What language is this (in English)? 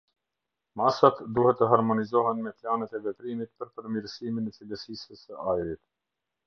Albanian